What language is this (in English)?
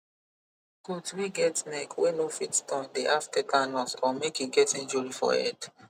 Nigerian Pidgin